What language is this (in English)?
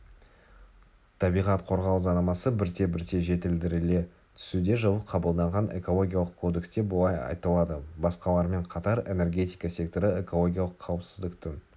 Kazakh